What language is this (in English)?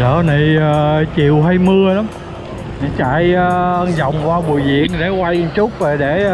Vietnamese